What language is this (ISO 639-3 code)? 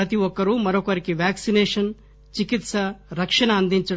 tel